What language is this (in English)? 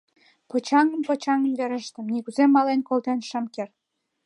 Mari